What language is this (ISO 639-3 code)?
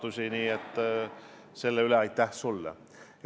est